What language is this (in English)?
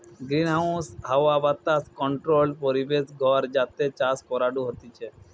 Bangla